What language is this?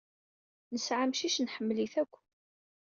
Kabyle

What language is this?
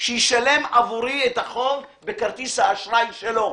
Hebrew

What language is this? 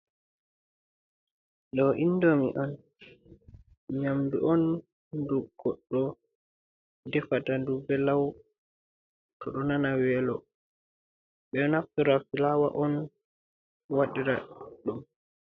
Fula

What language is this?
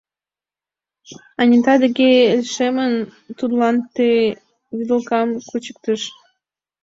Mari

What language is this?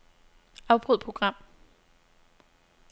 Danish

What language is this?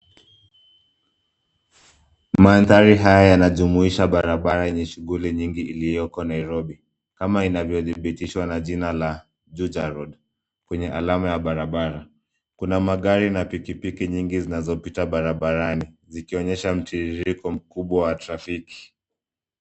Swahili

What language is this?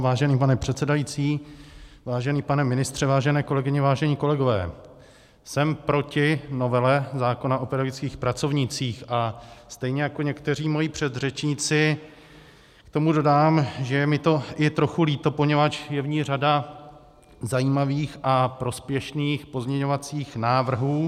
Czech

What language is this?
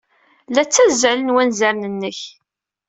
Kabyle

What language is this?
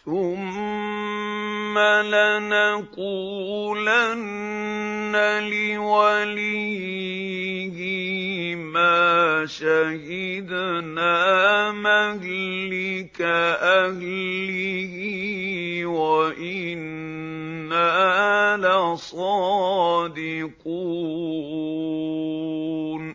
Arabic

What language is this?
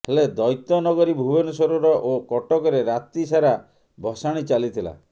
Odia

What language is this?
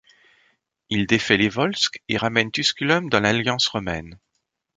French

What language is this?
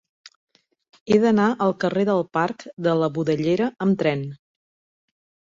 Catalan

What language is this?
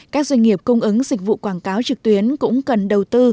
Vietnamese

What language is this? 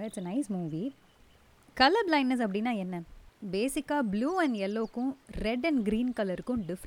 Tamil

